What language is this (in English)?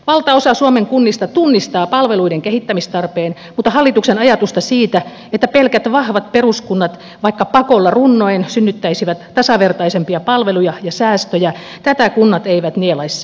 Finnish